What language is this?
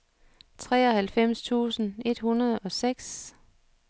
Danish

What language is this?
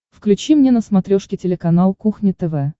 Russian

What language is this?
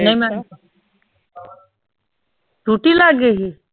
Punjabi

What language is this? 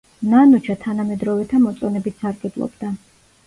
Georgian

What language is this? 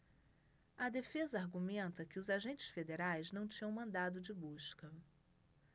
Portuguese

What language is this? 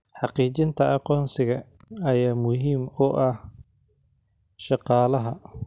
Somali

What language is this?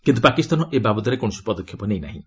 Odia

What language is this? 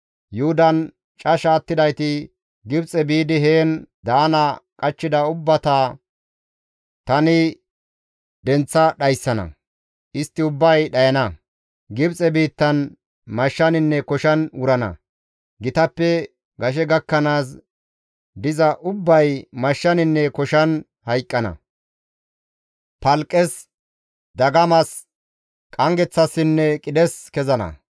Gamo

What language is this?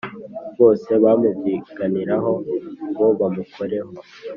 Kinyarwanda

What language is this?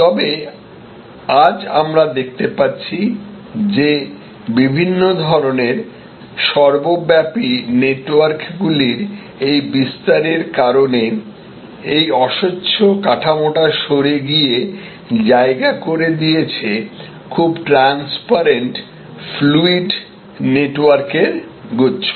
Bangla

